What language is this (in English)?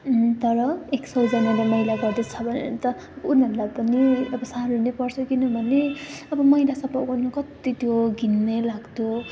Nepali